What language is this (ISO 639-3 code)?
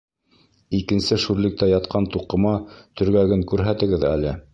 bak